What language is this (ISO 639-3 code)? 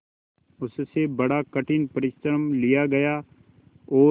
hin